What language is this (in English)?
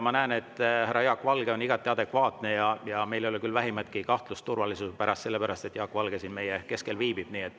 Estonian